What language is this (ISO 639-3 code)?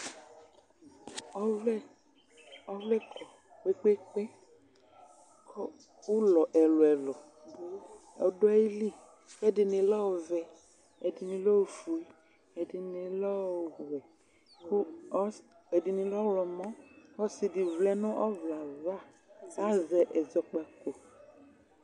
kpo